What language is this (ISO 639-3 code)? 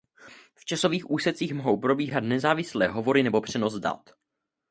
ces